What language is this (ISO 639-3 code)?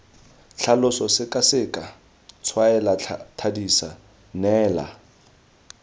tsn